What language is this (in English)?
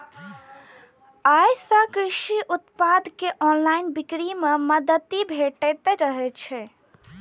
Maithili